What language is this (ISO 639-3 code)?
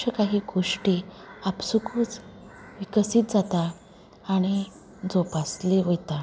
kok